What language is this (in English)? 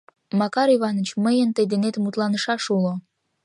Mari